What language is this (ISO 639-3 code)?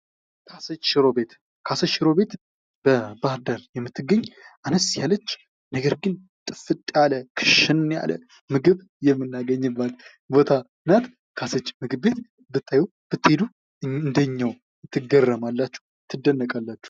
amh